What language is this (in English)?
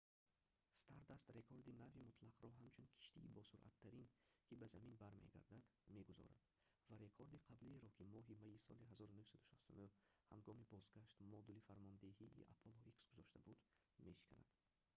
Tajik